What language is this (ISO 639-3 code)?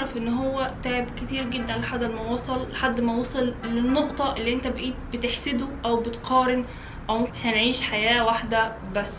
ara